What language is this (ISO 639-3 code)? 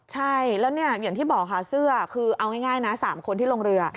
tha